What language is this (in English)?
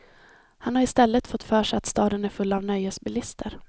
Swedish